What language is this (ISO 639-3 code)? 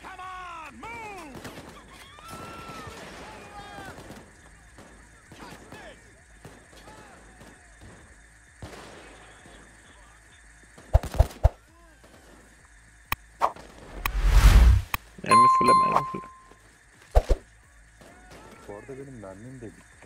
tur